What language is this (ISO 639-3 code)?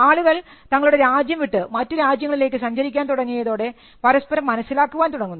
mal